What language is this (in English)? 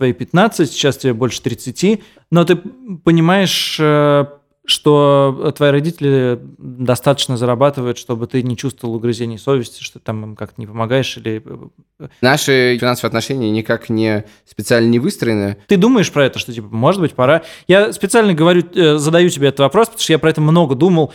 Russian